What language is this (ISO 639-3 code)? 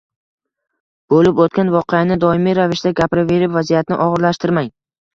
uzb